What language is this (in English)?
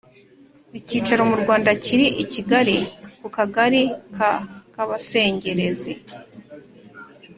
Kinyarwanda